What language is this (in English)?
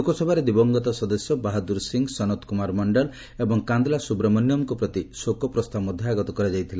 Odia